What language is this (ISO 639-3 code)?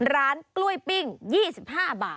tha